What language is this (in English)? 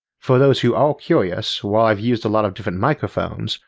English